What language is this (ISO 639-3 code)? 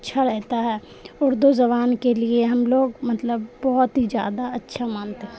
urd